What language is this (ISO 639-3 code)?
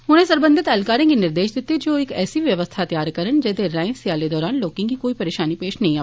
doi